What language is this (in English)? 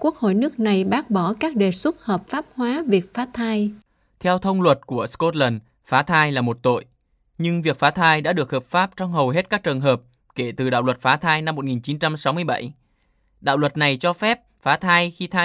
Vietnamese